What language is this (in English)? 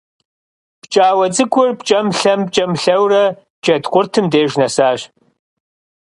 Kabardian